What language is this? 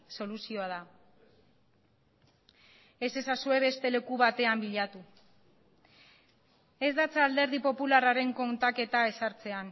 Basque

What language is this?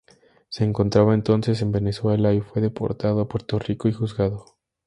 Spanish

